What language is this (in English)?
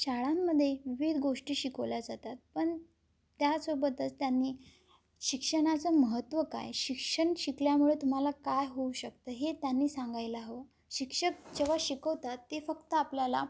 Marathi